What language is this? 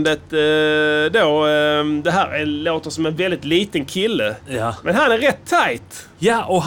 Swedish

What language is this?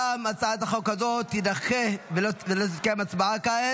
Hebrew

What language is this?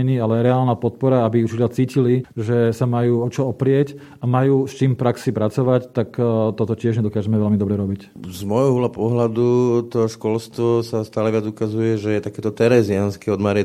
Slovak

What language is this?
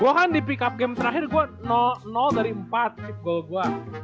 Indonesian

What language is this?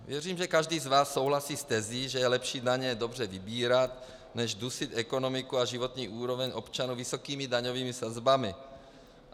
Czech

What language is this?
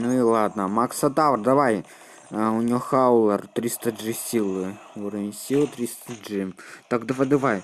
Russian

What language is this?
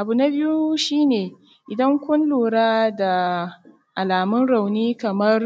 Hausa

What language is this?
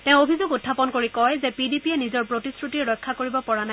Assamese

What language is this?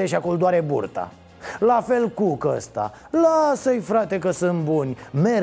Romanian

